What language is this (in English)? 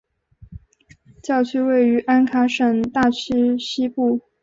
Chinese